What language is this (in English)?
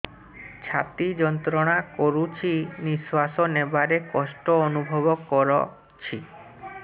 Odia